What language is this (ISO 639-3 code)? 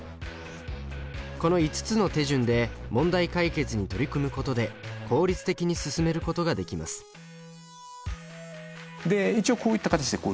jpn